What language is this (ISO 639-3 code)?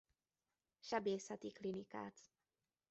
hun